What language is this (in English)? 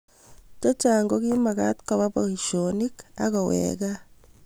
Kalenjin